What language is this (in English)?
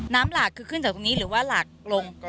Thai